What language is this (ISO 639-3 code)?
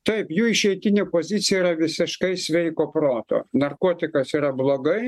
lit